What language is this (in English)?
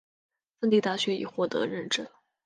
Chinese